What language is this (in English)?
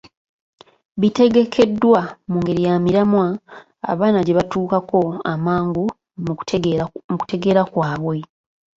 Ganda